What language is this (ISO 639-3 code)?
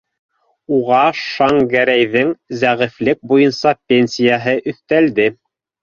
bak